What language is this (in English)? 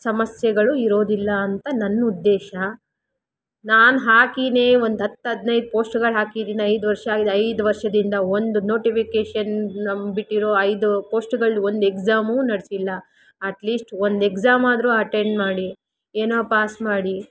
Kannada